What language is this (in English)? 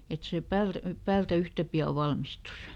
Finnish